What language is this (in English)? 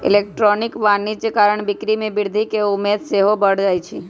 Magahi